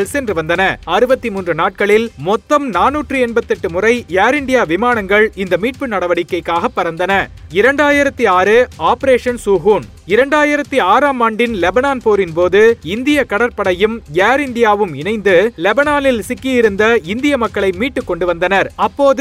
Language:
Tamil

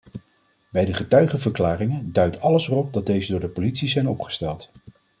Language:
Dutch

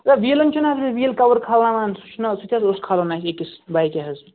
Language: Kashmiri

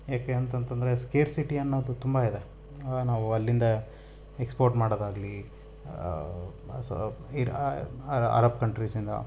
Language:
Kannada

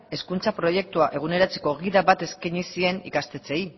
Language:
Basque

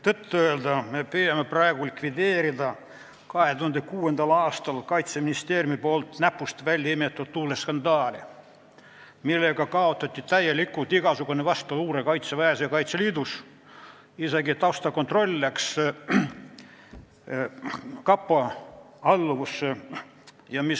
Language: Estonian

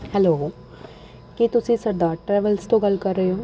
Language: Punjabi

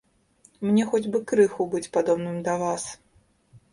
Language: Belarusian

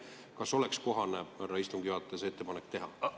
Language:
Estonian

